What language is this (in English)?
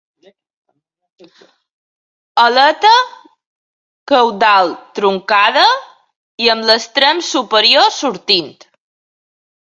Catalan